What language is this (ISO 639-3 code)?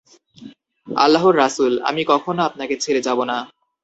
ben